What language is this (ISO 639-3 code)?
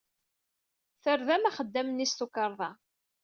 kab